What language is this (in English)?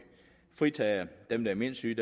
Danish